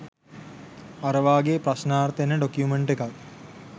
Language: Sinhala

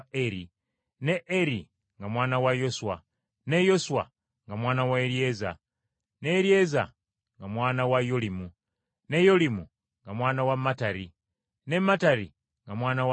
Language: Ganda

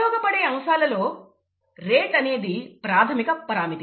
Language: Telugu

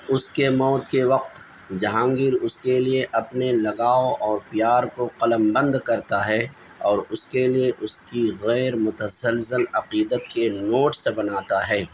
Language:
Urdu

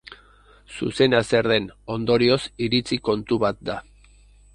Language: Basque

